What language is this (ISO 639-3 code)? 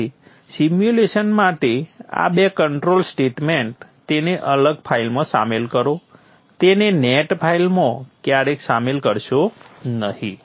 guj